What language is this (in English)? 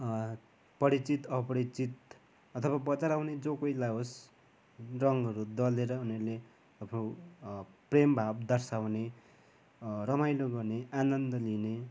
Nepali